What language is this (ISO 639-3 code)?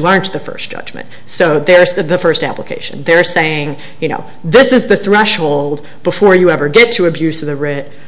eng